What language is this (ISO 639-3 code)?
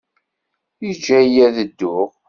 kab